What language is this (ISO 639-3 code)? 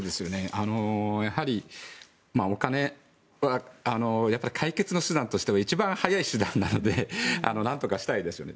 jpn